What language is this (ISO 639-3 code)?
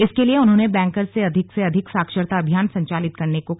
hin